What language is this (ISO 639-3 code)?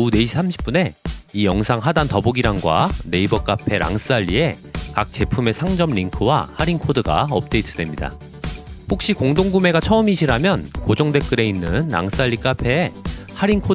kor